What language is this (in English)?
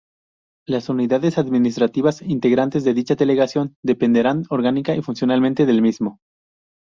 Spanish